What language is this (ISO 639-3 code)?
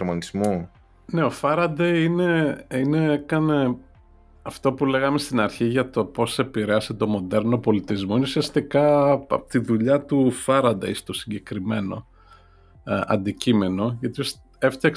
ell